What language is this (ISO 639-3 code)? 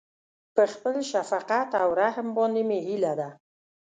pus